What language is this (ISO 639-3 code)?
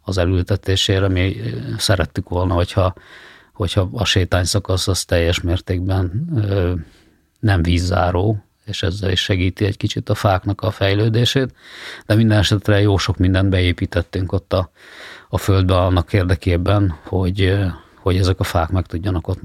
hun